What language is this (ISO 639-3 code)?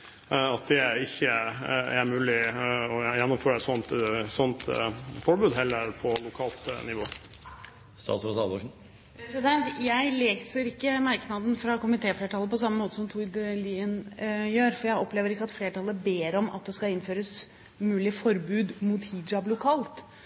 nob